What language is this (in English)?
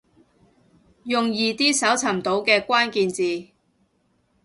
Cantonese